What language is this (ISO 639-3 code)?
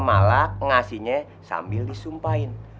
ind